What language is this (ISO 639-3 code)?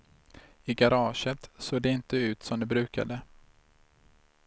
swe